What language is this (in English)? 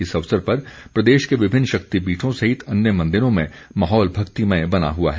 Hindi